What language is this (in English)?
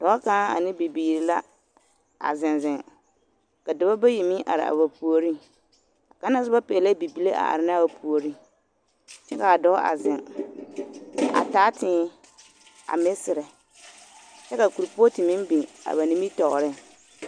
Southern Dagaare